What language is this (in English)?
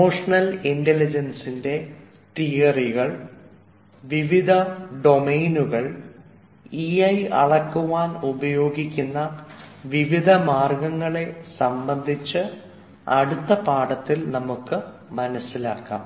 Malayalam